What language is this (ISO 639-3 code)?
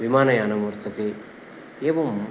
san